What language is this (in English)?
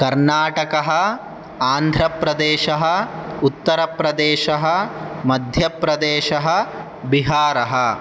Sanskrit